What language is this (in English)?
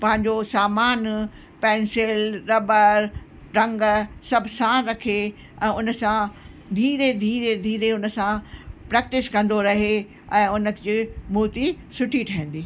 Sindhi